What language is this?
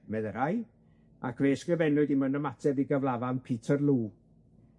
Welsh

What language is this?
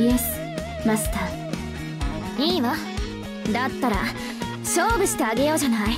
Japanese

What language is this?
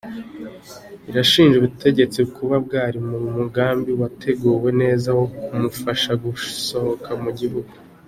Kinyarwanda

